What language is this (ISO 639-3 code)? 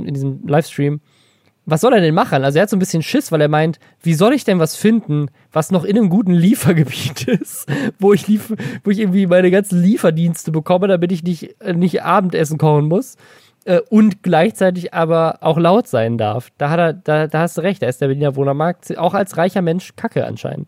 deu